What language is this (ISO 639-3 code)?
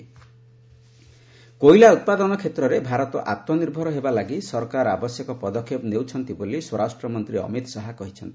ori